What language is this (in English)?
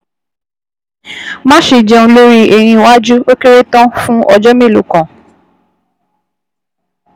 Yoruba